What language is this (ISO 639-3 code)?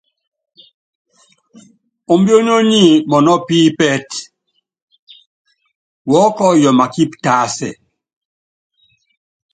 yav